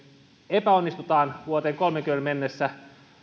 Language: Finnish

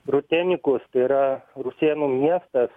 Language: Lithuanian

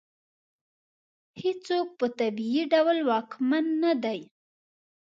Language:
Pashto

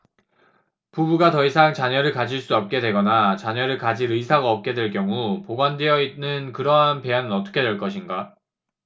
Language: Korean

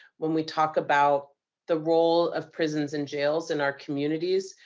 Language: English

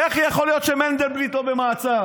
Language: Hebrew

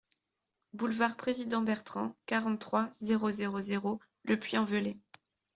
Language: French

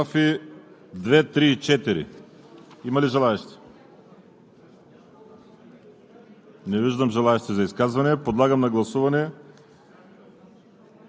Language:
Bulgarian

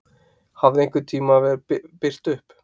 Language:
Icelandic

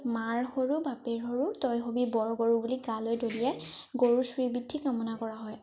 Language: Assamese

